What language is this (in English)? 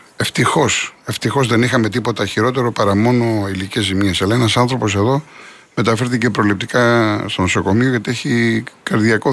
Greek